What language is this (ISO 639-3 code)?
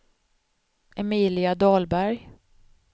swe